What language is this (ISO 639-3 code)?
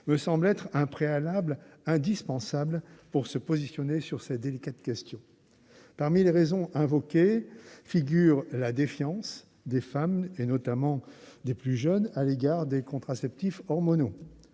fra